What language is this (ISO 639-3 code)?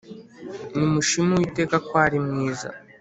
kin